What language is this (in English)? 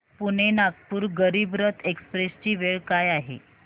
Marathi